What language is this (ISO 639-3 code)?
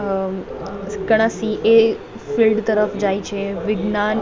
guj